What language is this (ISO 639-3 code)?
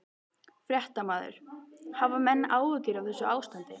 isl